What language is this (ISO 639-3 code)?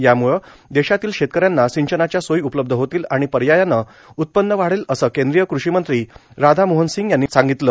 mar